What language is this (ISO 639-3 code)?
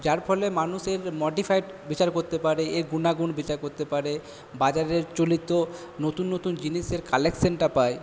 ben